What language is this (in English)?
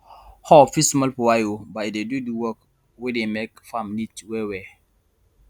Nigerian Pidgin